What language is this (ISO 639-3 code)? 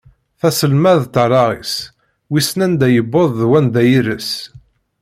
kab